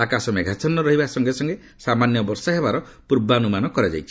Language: Odia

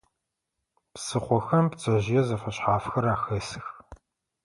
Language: Adyghe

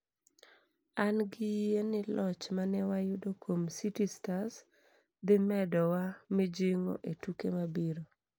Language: Luo (Kenya and Tanzania)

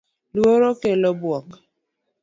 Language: Luo (Kenya and Tanzania)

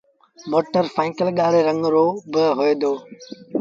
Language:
Sindhi Bhil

